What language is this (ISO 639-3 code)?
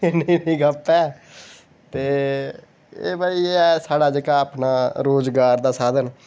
doi